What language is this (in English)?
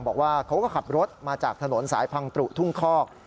Thai